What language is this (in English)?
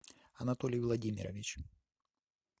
Russian